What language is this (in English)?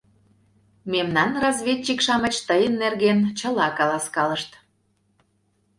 Mari